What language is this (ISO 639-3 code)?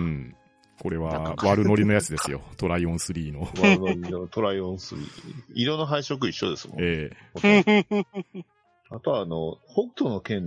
jpn